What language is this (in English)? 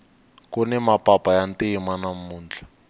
Tsonga